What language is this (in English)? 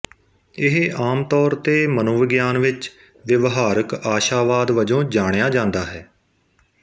Punjabi